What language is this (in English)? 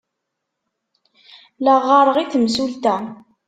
Kabyle